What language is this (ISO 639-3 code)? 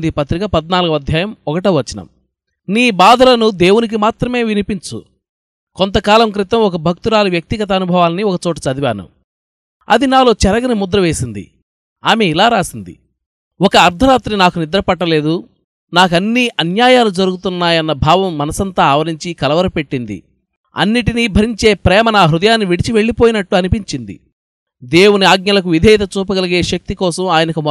tel